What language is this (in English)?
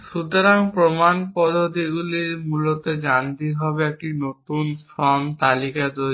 Bangla